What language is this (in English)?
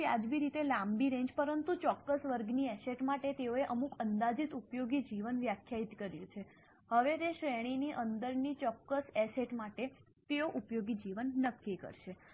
Gujarati